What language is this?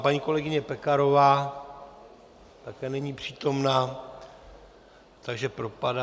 Czech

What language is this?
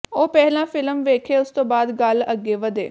Punjabi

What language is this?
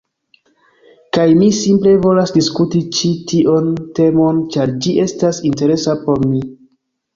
Esperanto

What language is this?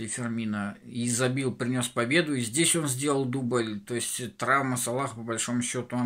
Russian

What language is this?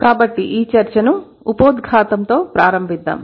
Telugu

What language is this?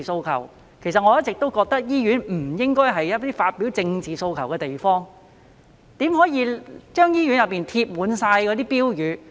Cantonese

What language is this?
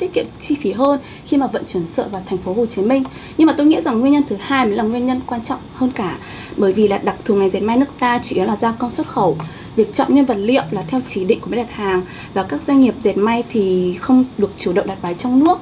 Vietnamese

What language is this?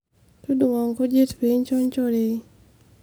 Masai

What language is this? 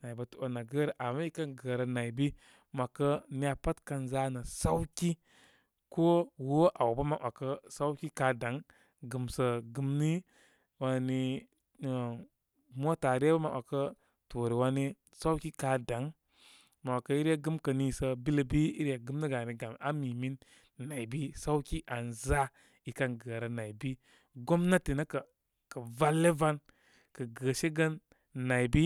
Koma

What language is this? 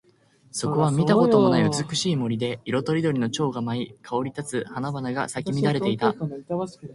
Japanese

